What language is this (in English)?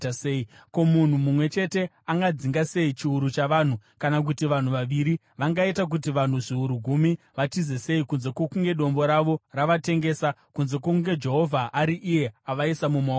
Shona